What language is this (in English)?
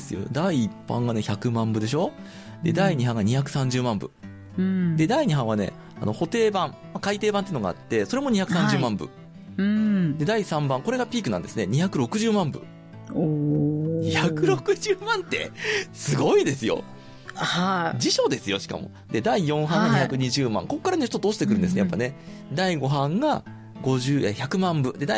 Japanese